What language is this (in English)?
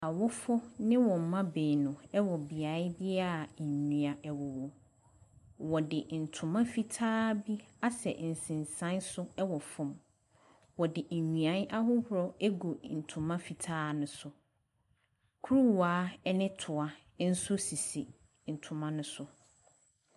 Akan